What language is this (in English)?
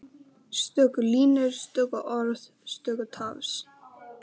Icelandic